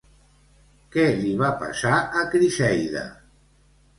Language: Catalan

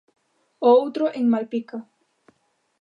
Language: Galician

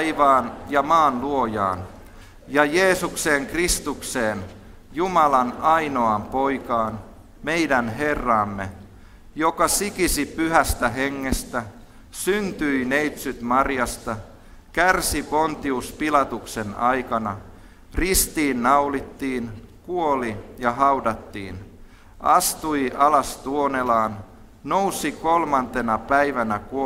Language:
Finnish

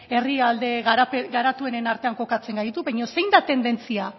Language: Basque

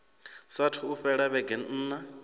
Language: Venda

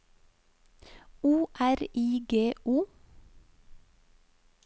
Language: Norwegian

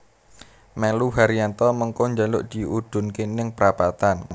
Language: Javanese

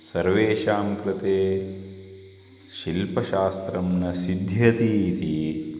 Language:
Sanskrit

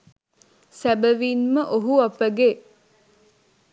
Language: Sinhala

